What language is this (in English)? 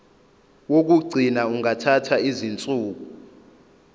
Zulu